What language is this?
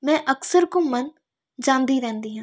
Punjabi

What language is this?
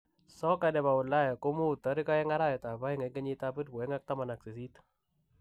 Kalenjin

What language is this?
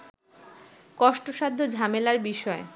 Bangla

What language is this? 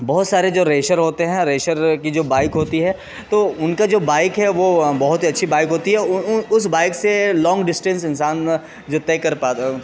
Urdu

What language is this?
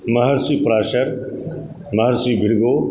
Maithili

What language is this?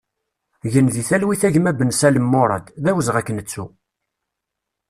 Kabyle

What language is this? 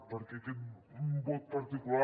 Catalan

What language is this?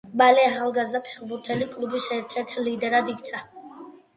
Georgian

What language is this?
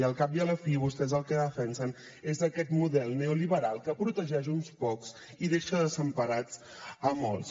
Catalan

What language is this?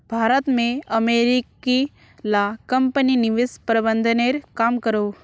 Magahi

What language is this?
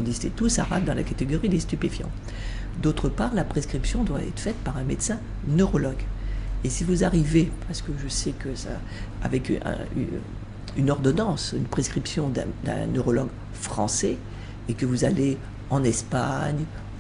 French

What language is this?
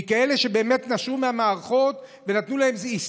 Hebrew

